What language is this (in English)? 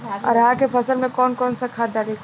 Bhojpuri